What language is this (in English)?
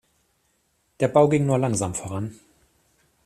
German